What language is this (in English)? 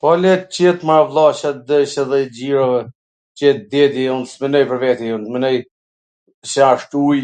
Gheg Albanian